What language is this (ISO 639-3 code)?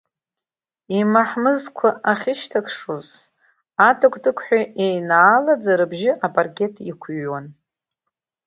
abk